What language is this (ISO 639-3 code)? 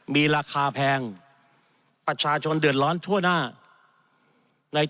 tha